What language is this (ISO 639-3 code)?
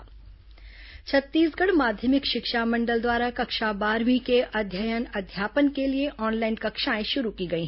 hin